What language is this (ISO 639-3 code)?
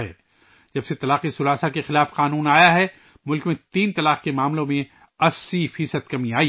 urd